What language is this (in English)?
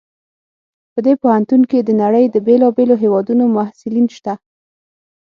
Pashto